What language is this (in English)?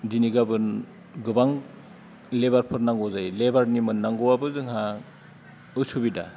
Bodo